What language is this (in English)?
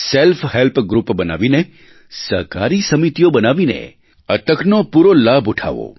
Gujarati